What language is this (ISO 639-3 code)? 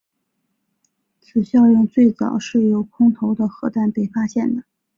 zho